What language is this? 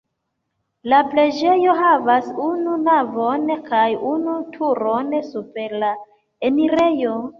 Esperanto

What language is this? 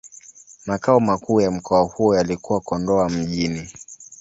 Swahili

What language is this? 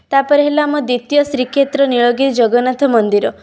Odia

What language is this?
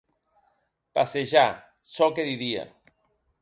Occitan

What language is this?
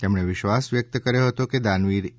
Gujarati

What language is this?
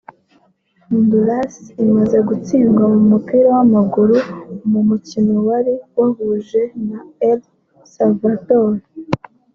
Kinyarwanda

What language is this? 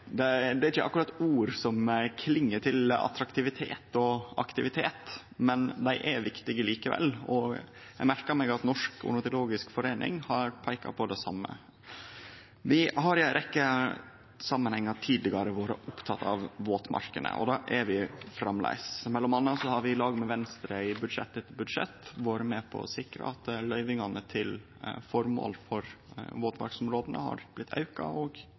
Norwegian Nynorsk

